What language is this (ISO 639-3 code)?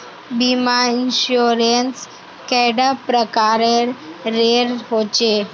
mag